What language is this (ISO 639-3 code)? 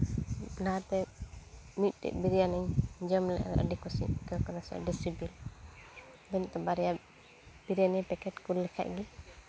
sat